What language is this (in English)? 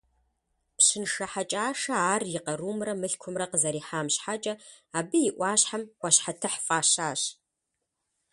Kabardian